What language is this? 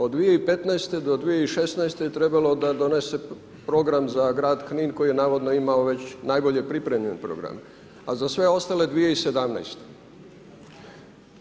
Croatian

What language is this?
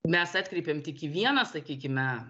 Lithuanian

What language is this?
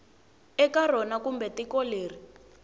Tsonga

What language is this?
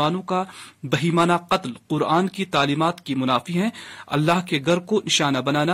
Urdu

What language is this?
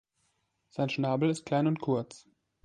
German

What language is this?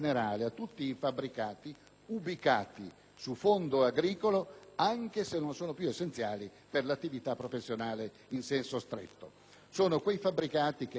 Italian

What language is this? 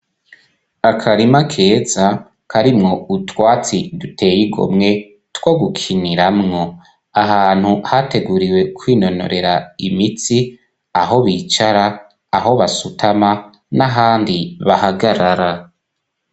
Rundi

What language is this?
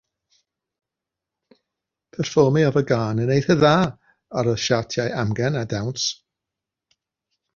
Welsh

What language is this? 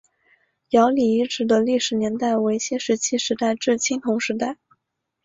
Chinese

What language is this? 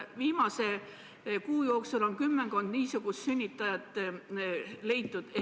Estonian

